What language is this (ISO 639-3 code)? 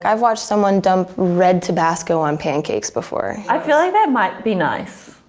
eng